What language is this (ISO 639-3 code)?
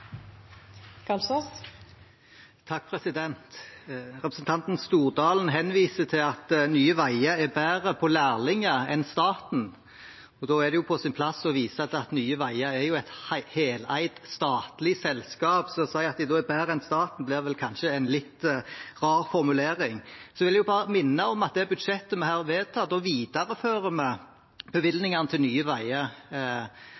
nor